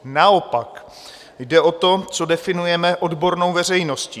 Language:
Czech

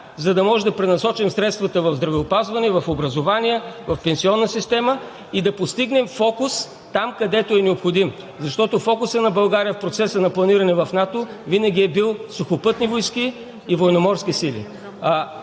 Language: Bulgarian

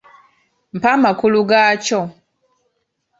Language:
Ganda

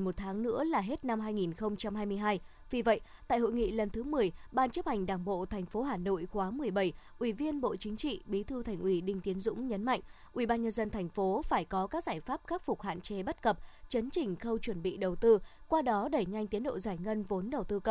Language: Vietnamese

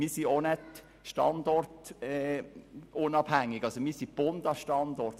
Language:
Swiss German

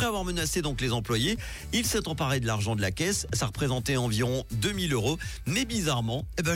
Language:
French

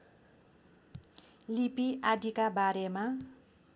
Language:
Nepali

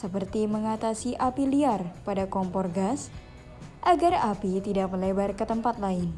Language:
Indonesian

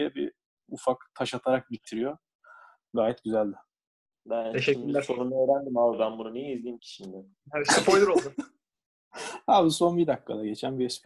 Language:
Turkish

